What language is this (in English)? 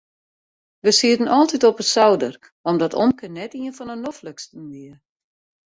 Western Frisian